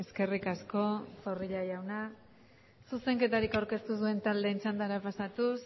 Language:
Basque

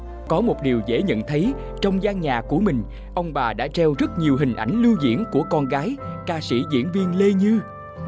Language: Vietnamese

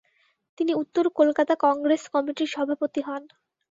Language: Bangla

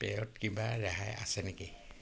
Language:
Assamese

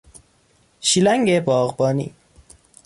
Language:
Persian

